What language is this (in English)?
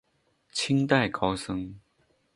Chinese